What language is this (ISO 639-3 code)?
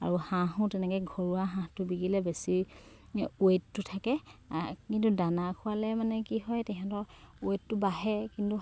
asm